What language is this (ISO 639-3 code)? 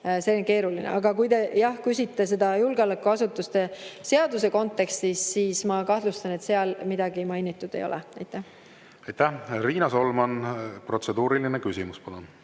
est